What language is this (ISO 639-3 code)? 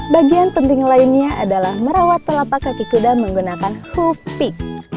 ind